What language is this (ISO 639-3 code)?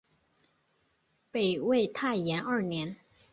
zho